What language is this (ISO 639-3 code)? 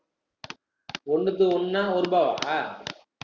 tam